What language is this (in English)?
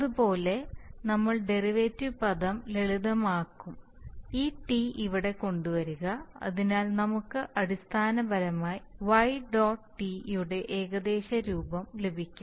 Malayalam